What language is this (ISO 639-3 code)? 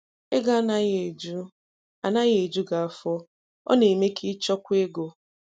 ibo